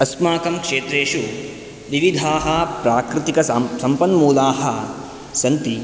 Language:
Sanskrit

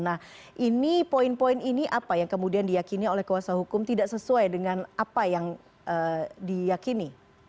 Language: Indonesian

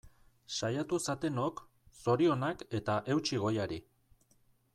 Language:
Basque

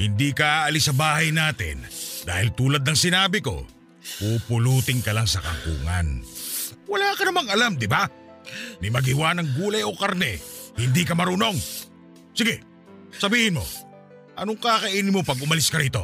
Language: Filipino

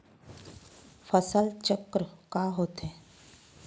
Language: Chhattisgarhi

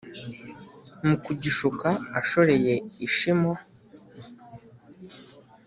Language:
Kinyarwanda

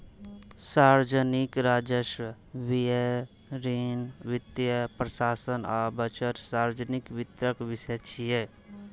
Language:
Maithili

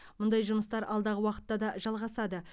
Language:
Kazakh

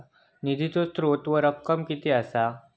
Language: Marathi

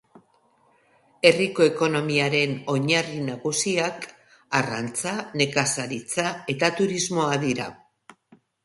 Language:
Basque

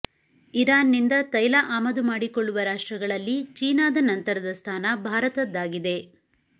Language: Kannada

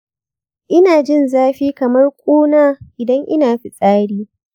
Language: Hausa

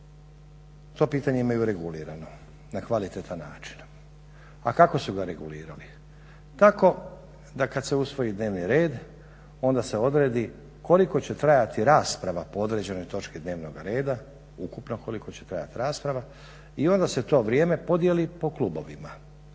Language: Croatian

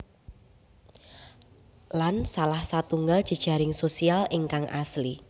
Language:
Javanese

